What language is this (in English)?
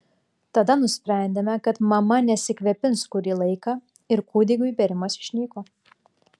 Lithuanian